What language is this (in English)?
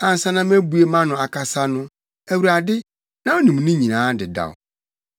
Akan